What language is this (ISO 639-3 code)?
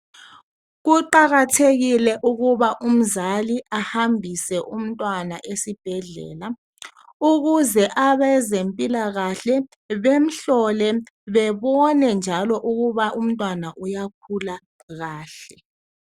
nde